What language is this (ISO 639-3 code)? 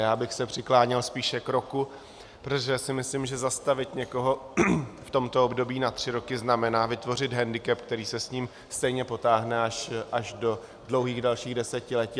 ces